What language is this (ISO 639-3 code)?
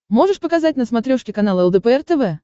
rus